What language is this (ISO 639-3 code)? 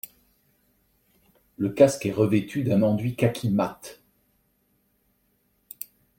fra